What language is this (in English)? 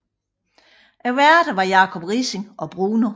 Danish